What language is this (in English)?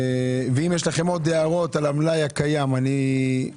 Hebrew